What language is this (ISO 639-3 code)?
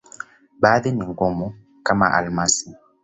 swa